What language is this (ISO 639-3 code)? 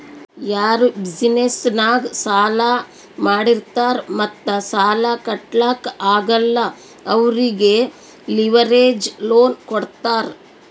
kan